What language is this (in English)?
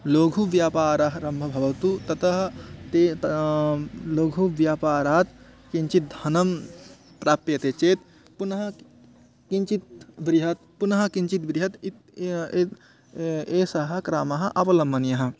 Sanskrit